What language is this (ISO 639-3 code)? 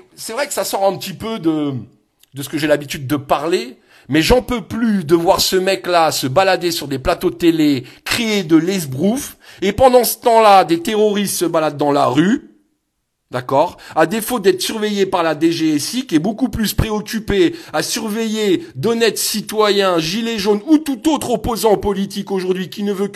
fra